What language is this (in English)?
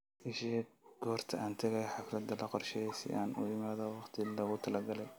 Somali